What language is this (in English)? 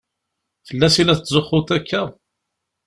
Kabyle